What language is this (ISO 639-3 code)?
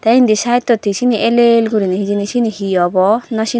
ccp